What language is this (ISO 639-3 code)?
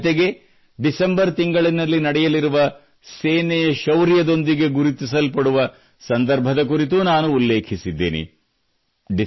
kan